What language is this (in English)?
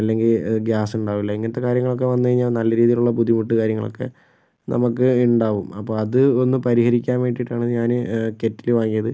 Malayalam